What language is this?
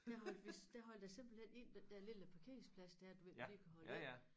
Danish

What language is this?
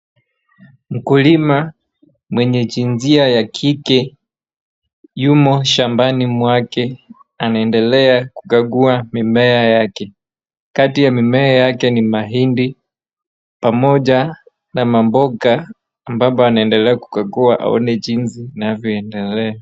Swahili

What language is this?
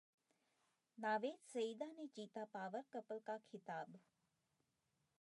Hindi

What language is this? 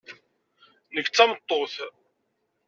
Kabyle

